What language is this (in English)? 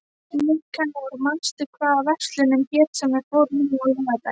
Icelandic